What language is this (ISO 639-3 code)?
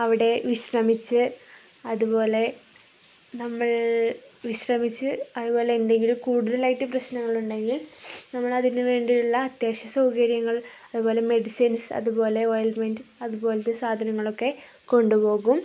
mal